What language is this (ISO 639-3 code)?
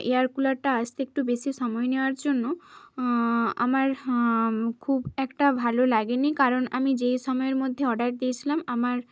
ben